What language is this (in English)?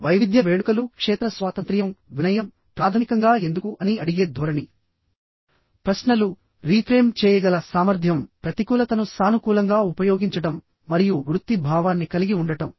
Telugu